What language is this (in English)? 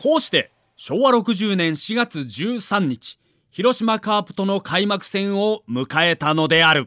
Japanese